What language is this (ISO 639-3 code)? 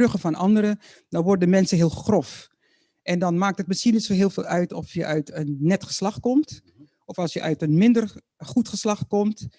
nld